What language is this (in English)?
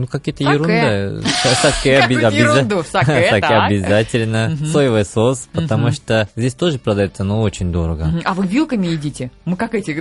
Russian